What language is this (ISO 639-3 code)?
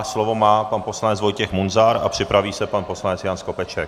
ces